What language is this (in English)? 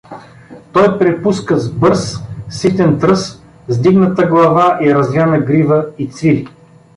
Bulgarian